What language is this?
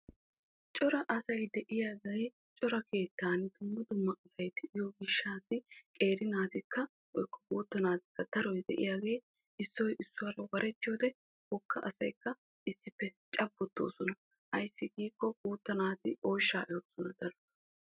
Wolaytta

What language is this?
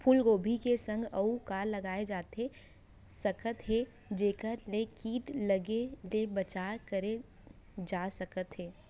Chhattisgarhi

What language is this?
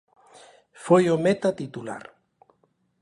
Galician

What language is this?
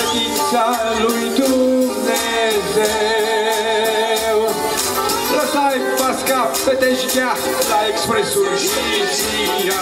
Romanian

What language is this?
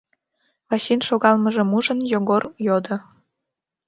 Mari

